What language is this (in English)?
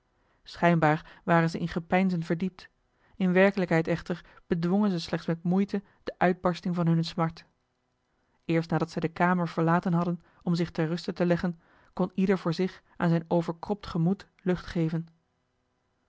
Dutch